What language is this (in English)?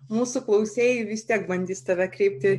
Lithuanian